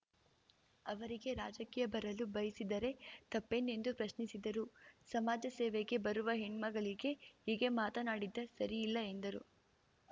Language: Kannada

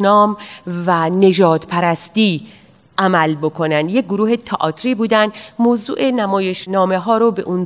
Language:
Persian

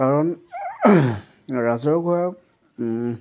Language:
Assamese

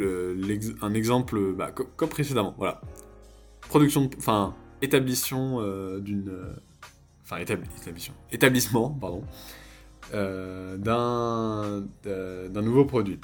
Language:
French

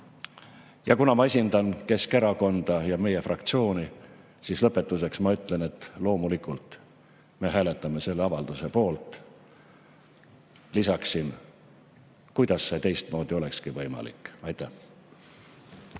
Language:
Estonian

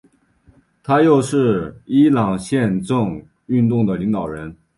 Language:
Chinese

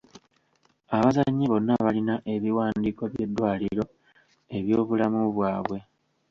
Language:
Ganda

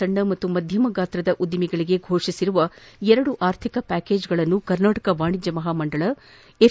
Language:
Kannada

